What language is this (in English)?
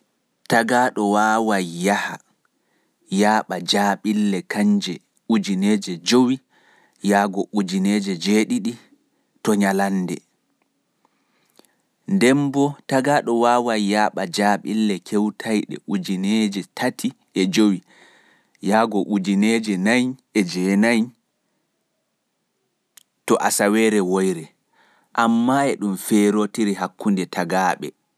Pular